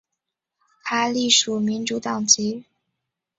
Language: Chinese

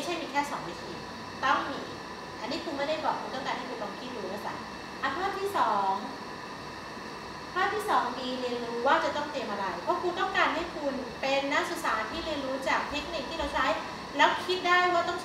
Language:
Thai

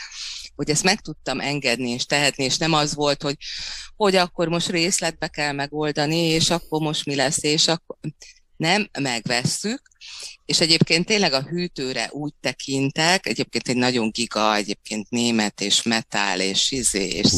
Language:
Hungarian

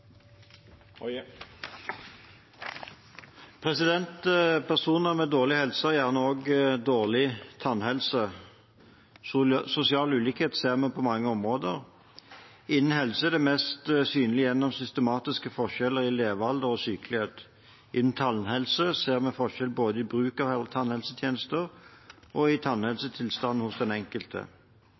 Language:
Norwegian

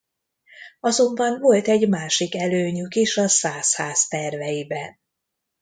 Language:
Hungarian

